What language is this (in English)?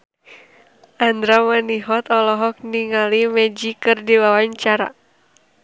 Sundanese